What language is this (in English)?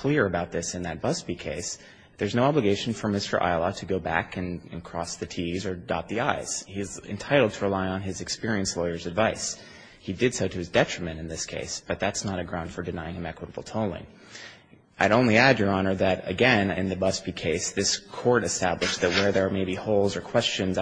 English